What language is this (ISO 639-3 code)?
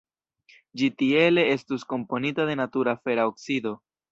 epo